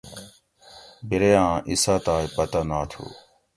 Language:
Gawri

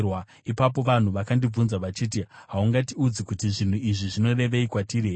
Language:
Shona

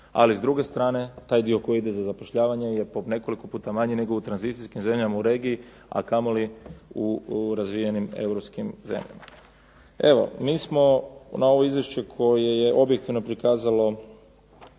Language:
Croatian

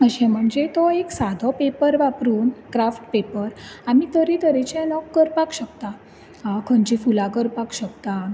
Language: Konkani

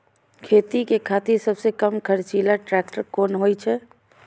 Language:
Maithili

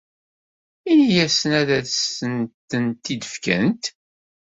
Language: Kabyle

